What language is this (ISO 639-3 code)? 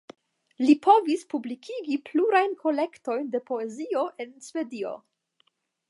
epo